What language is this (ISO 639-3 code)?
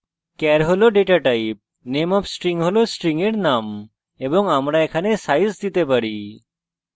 ben